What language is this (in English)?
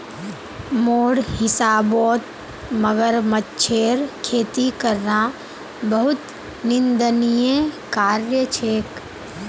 Magahi